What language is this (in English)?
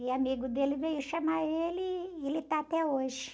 Portuguese